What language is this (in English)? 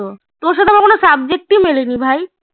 Bangla